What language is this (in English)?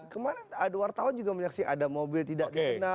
Indonesian